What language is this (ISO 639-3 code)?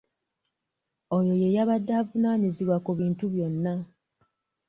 lug